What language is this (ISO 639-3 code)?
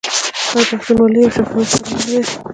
pus